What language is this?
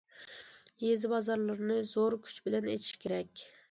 Uyghur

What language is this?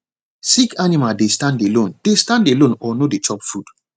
Nigerian Pidgin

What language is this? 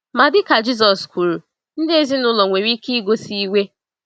Igbo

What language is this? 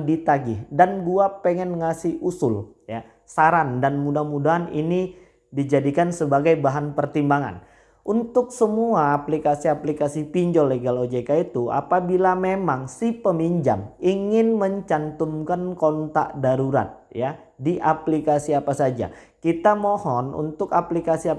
Indonesian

